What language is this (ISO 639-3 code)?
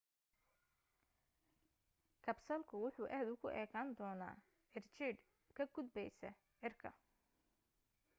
som